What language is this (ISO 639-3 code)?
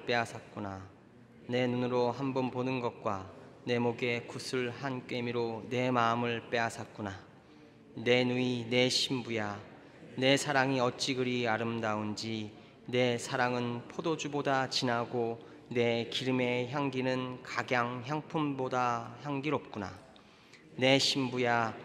kor